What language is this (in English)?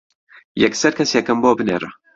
Central Kurdish